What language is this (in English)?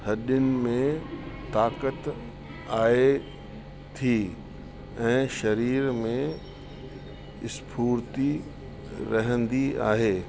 Sindhi